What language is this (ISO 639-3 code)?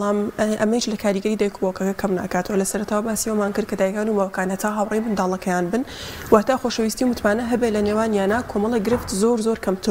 ara